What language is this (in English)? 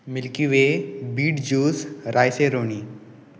Konkani